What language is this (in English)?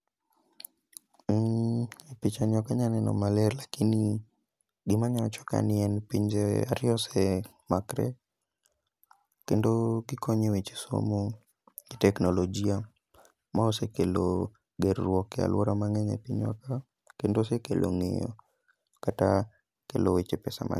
Luo (Kenya and Tanzania)